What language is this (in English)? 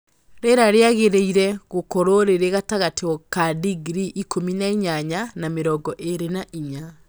Kikuyu